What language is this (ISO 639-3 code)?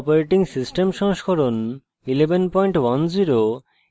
ben